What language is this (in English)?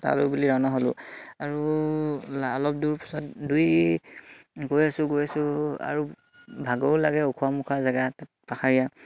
Assamese